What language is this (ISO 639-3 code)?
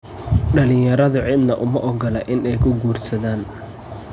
som